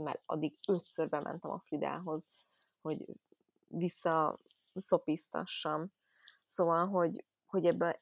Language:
Hungarian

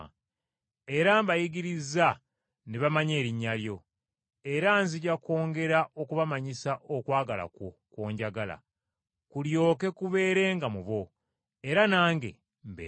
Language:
Ganda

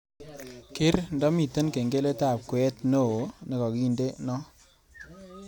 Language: Kalenjin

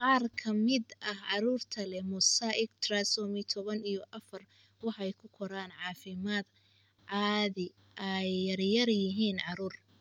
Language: Somali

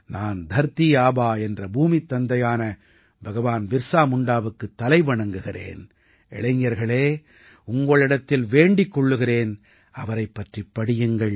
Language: Tamil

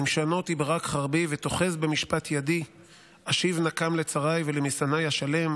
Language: Hebrew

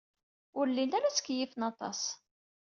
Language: Kabyle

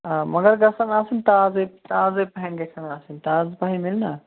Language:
Kashmiri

